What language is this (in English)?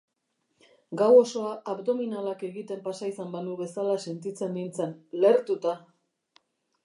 Basque